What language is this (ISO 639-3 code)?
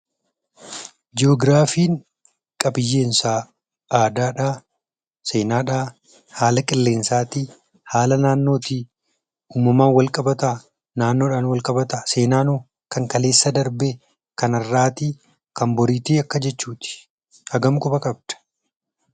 orm